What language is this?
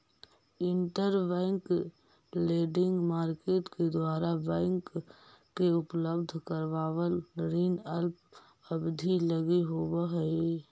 Magahi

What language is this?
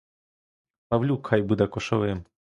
Ukrainian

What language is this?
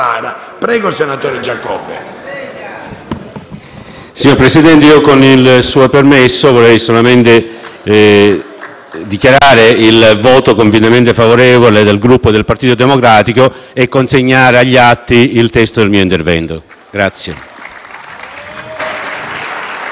Italian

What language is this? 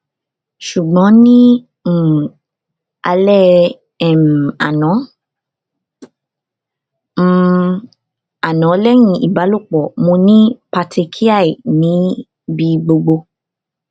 Yoruba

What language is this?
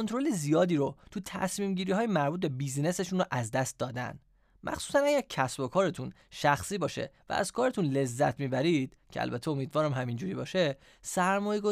Persian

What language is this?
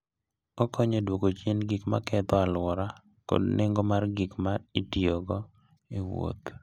Luo (Kenya and Tanzania)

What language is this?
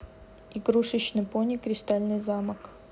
Russian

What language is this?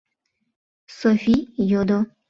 Mari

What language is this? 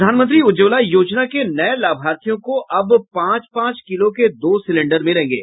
Hindi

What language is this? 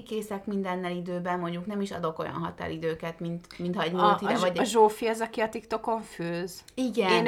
Hungarian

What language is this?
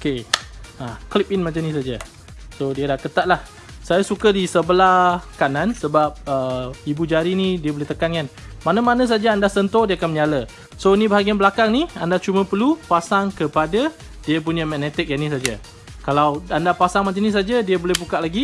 Malay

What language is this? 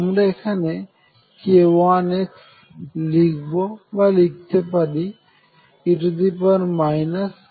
Bangla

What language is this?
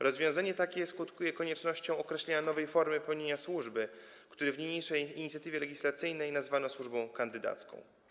Polish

